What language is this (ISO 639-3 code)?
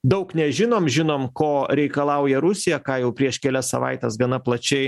lit